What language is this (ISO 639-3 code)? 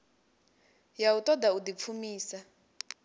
ven